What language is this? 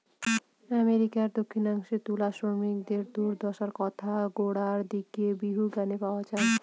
Bangla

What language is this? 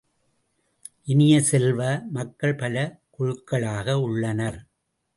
Tamil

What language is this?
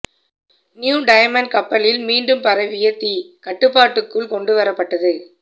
Tamil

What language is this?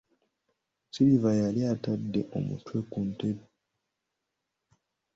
Ganda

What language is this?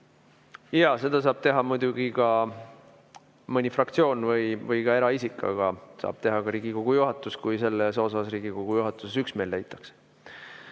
Estonian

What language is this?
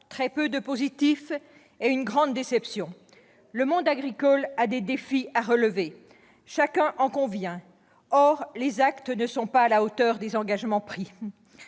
French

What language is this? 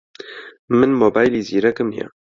Central Kurdish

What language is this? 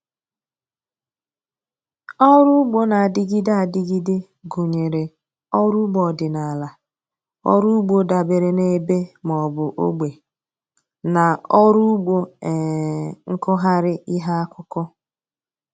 Igbo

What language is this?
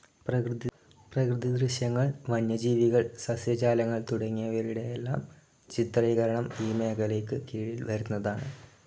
Malayalam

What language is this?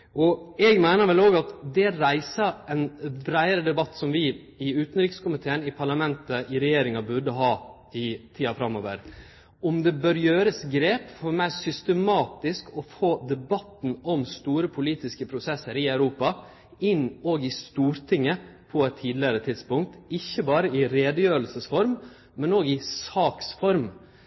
Norwegian Nynorsk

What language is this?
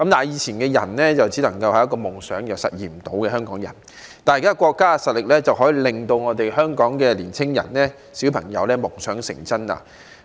Cantonese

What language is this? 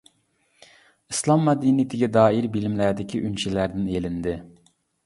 Uyghur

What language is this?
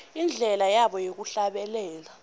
Swati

